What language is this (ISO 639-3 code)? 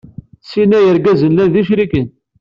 kab